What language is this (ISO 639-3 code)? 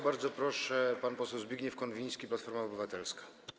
pol